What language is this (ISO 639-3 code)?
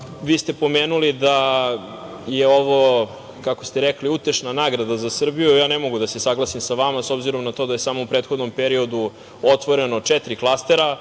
srp